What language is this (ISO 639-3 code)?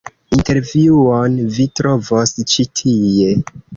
epo